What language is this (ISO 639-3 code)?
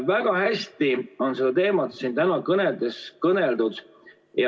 est